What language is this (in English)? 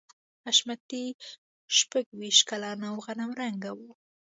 Pashto